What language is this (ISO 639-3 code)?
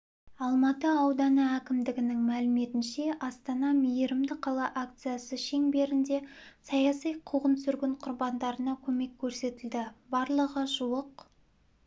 kaz